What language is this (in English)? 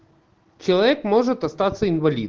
Russian